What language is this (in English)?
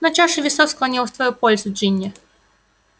Russian